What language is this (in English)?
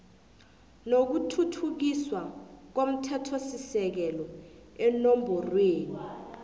South Ndebele